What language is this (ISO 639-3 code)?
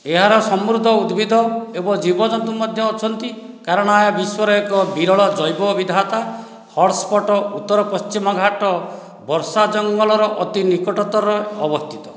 ori